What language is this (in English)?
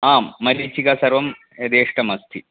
Sanskrit